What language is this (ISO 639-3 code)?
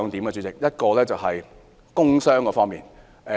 yue